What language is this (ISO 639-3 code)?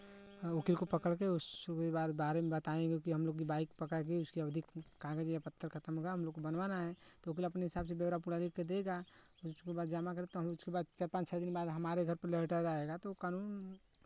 hin